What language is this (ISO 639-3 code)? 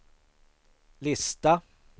swe